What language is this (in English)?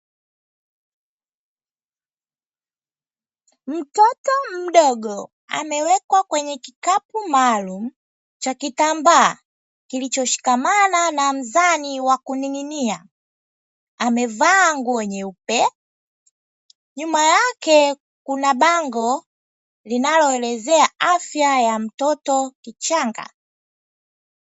Swahili